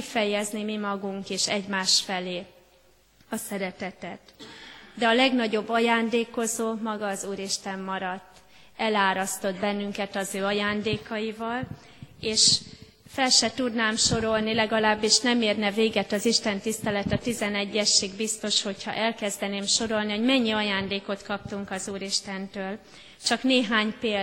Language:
Hungarian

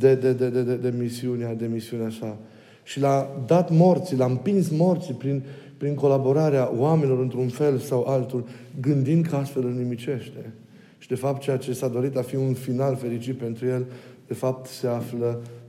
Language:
Romanian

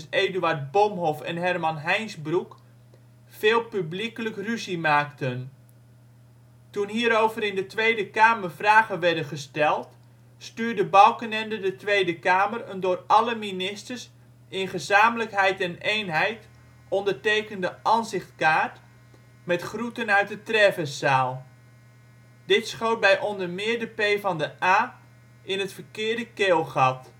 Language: Dutch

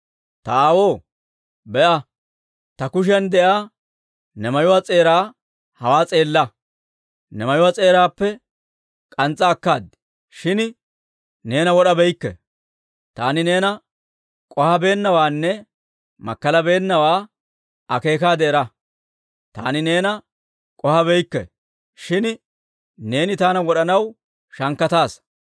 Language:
Dawro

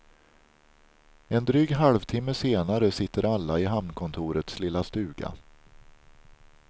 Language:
Swedish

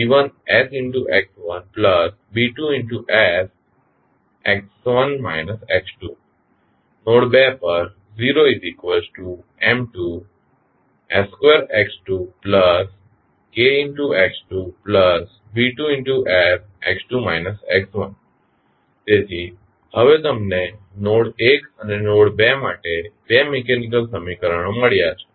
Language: Gujarati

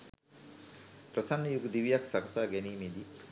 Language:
Sinhala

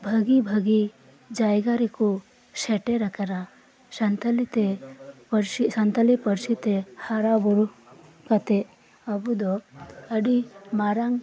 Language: Santali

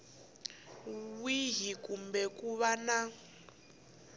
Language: Tsonga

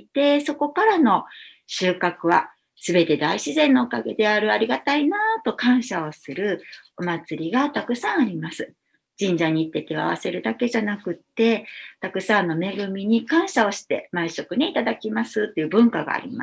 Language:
Japanese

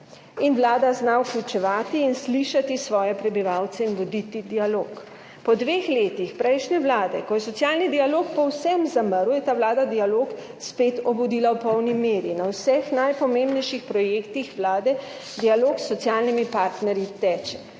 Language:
Slovenian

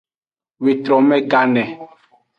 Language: Aja (Benin)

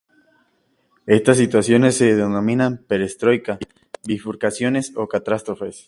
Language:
Spanish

